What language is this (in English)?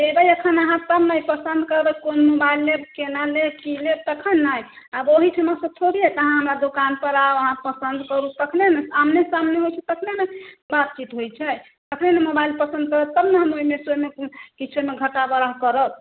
Maithili